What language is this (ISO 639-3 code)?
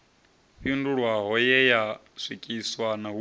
ven